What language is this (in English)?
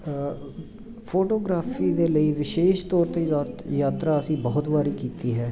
Punjabi